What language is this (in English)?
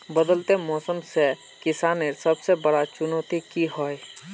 Magahi